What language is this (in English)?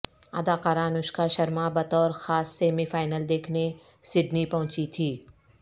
Urdu